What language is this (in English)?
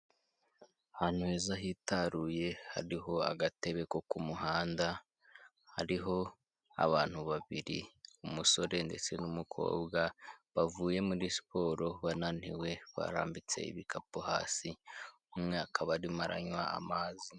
Kinyarwanda